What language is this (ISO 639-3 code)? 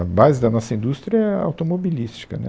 por